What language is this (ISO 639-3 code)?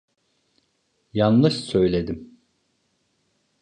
tur